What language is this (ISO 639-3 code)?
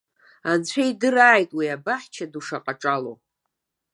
abk